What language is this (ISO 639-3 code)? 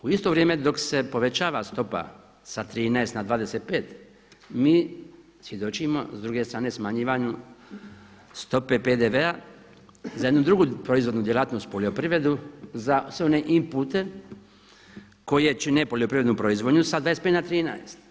hrv